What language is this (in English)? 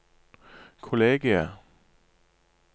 Norwegian